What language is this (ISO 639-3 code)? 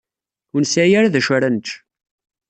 kab